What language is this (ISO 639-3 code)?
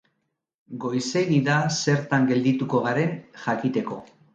eus